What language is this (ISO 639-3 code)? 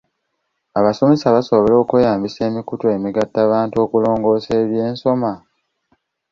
lug